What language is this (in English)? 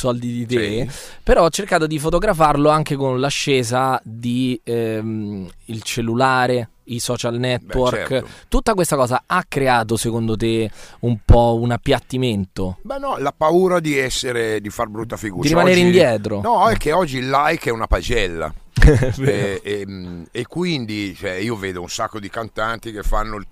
Italian